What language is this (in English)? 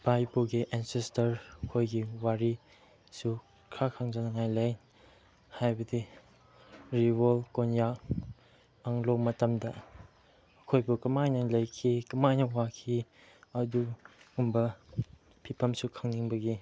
Manipuri